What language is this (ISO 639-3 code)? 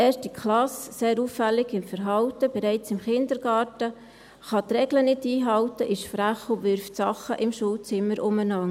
gsw